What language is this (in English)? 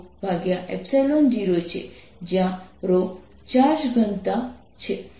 Gujarati